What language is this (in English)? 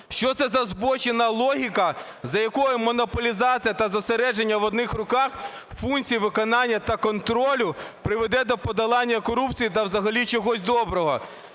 Ukrainian